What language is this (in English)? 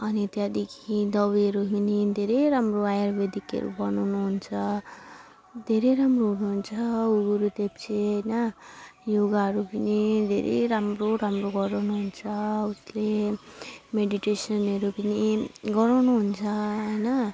Nepali